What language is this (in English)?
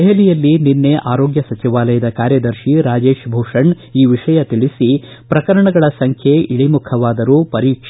Kannada